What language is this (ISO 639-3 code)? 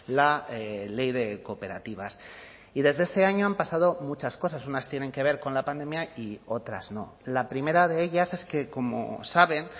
spa